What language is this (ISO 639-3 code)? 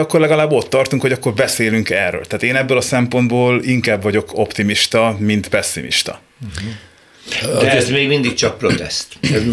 hun